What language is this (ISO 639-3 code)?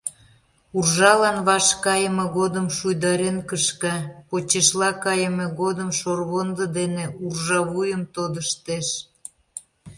chm